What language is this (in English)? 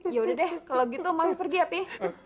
Indonesian